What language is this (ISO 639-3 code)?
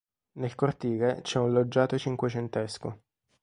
ita